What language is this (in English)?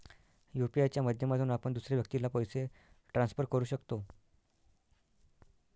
Marathi